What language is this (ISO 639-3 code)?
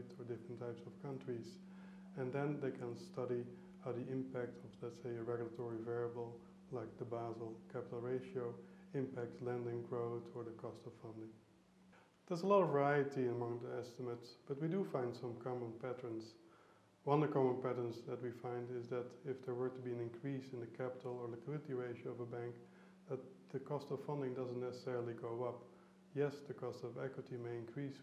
eng